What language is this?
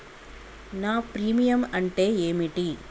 Telugu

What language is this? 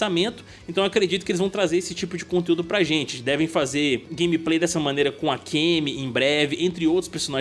Portuguese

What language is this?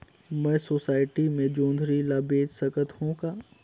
Chhattisgarhi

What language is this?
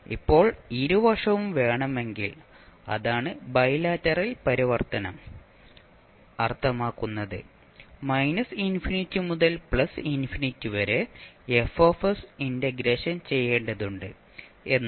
Malayalam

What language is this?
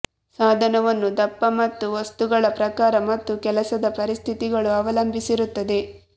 Kannada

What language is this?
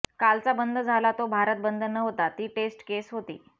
Marathi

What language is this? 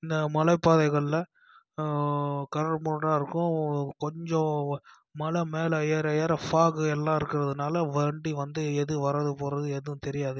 Tamil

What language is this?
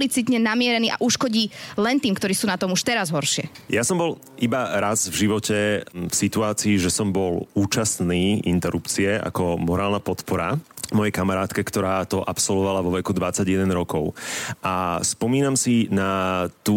Slovak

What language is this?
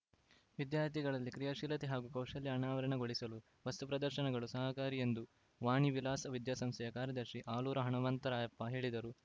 Kannada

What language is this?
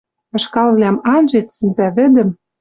Western Mari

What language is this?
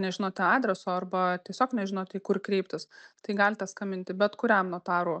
Lithuanian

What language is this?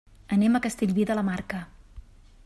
Catalan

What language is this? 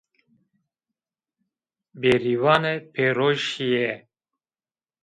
Zaza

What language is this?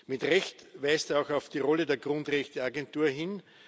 German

